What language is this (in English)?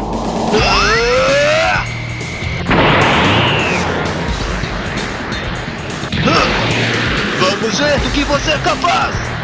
Portuguese